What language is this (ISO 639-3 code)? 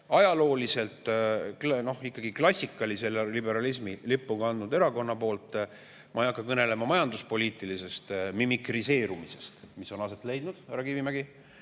est